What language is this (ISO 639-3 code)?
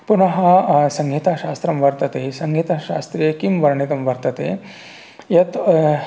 san